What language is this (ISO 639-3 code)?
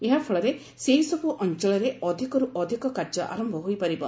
ori